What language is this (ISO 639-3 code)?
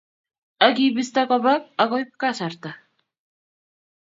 kln